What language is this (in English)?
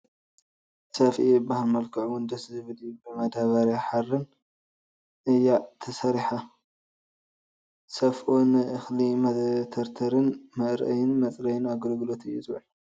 Tigrinya